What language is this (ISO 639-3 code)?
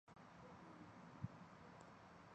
zho